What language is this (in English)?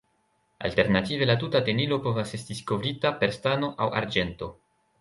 Esperanto